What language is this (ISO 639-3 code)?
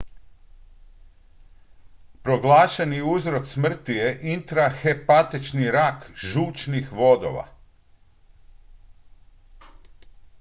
hrv